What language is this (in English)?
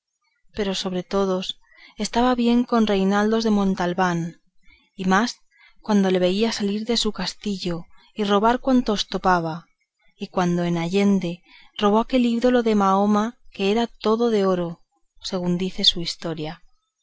Spanish